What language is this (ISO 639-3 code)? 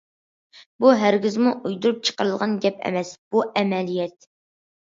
uig